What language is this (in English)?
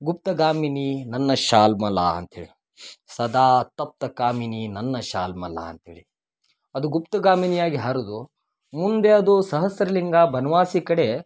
Kannada